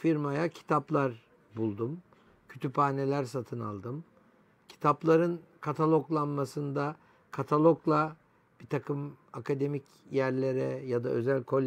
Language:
Turkish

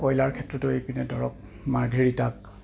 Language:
Assamese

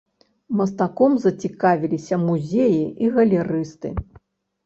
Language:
Belarusian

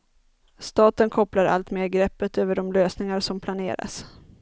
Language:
Swedish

